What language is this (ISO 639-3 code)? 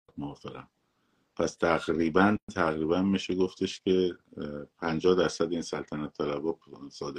fas